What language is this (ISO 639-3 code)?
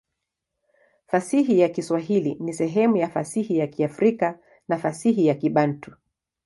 swa